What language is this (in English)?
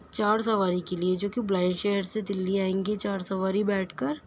Urdu